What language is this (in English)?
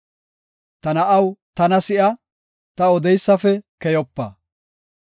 Gofa